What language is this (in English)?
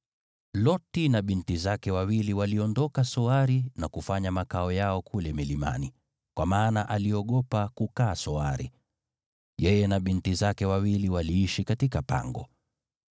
Swahili